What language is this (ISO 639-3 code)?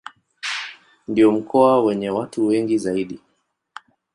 swa